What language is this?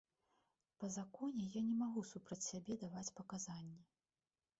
Belarusian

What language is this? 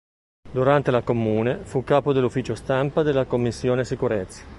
Italian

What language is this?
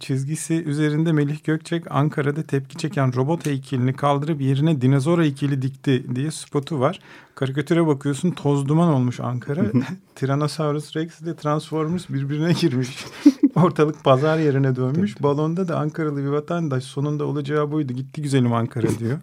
Turkish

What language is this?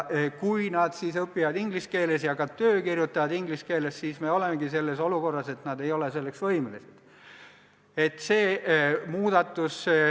Estonian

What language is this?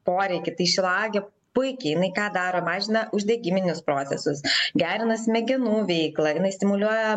Lithuanian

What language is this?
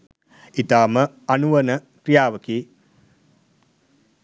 Sinhala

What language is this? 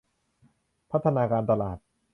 Thai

